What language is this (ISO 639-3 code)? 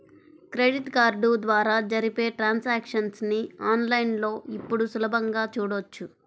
tel